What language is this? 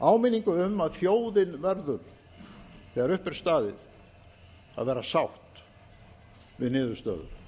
Icelandic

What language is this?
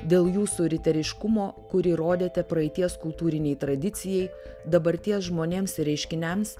Lithuanian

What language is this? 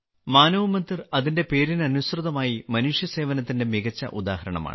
Malayalam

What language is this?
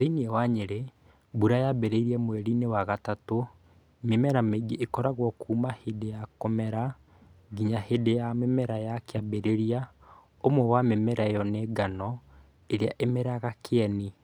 Kikuyu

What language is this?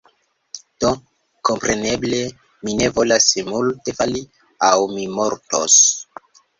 Esperanto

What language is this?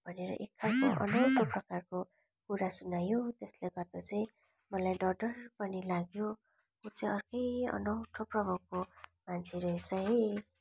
Nepali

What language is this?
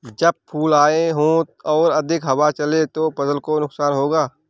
Hindi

